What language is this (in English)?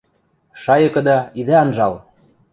Western Mari